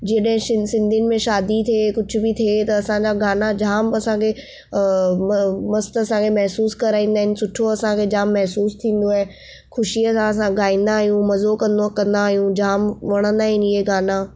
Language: Sindhi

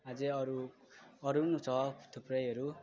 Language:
Nepali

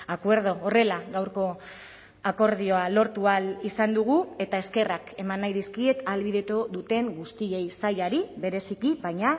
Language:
Basque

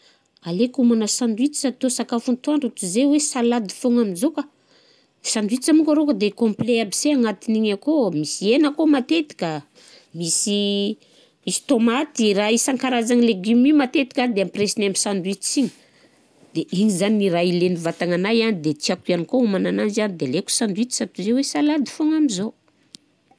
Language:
Southern Betsimisaraka Malagasy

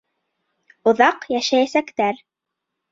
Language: Bashkir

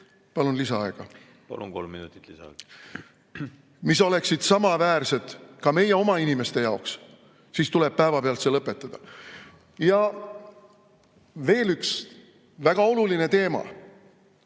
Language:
Estonian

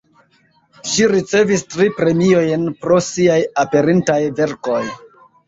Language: Esperanto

